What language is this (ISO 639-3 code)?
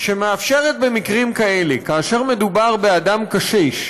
heb